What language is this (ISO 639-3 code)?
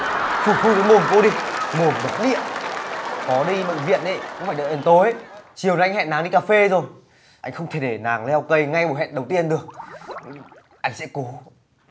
vie